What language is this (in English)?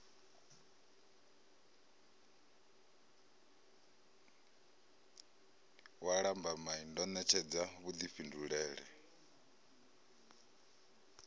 Venda